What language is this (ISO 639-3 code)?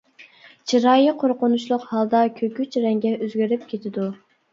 uig